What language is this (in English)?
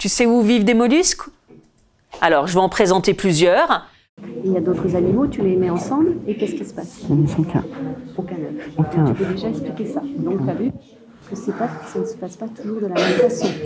French